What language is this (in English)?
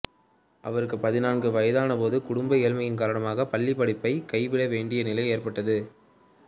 Tamil